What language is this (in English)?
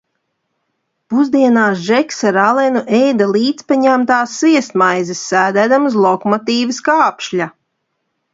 Latvian